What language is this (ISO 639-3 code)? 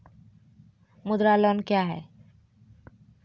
mai